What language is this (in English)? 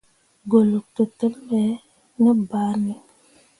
Mundang